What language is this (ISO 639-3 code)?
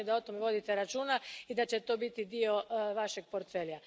hrv